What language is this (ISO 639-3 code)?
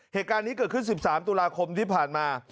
tha